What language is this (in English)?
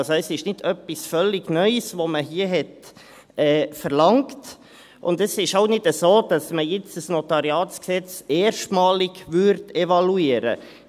Swiss German